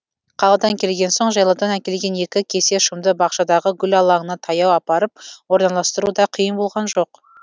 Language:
Kazakh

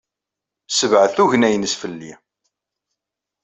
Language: Kabyle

